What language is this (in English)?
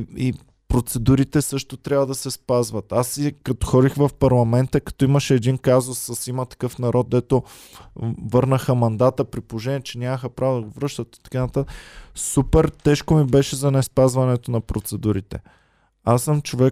Bulgarian